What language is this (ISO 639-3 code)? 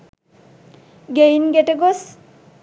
sin